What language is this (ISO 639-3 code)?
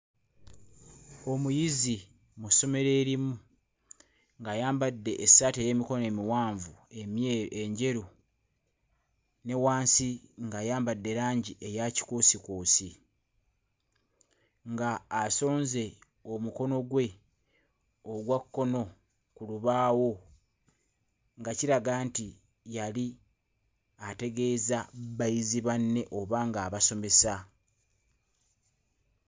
lug